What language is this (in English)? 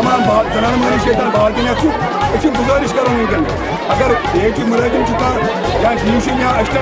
Turkish